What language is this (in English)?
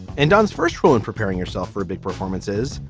English